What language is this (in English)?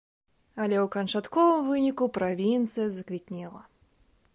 Belarusian